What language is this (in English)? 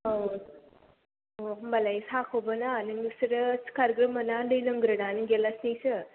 Bodo